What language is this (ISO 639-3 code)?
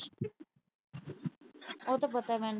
pan